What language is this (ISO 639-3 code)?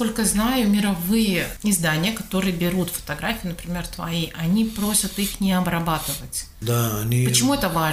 rus